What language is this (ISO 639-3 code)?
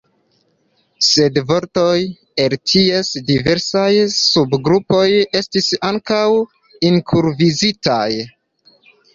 epo